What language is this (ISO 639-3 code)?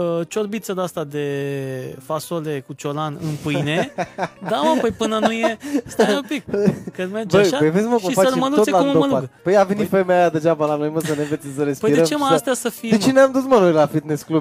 ron